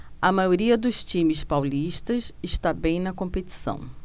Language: Portuguese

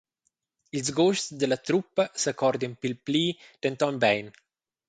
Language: Romansh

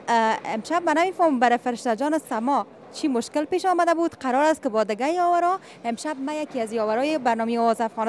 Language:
Persian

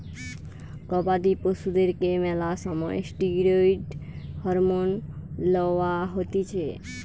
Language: Bangla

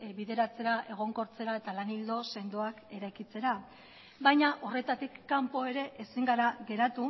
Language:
Basque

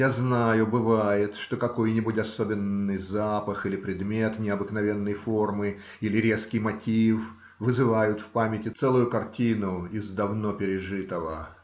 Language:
Russian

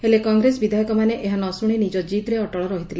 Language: Odia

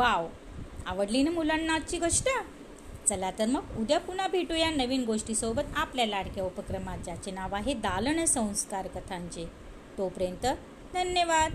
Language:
Marathi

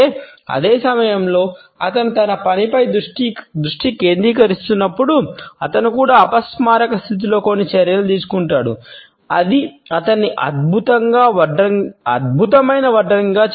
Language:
Telugu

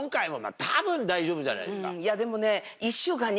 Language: Japanese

